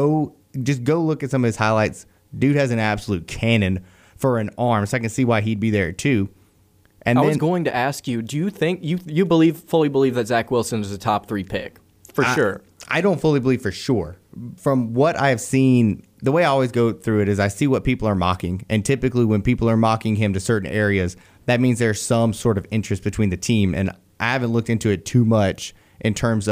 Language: English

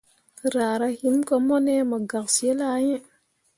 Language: Mundang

